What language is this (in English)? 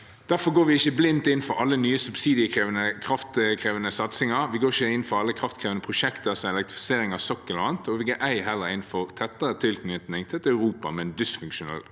Norwegian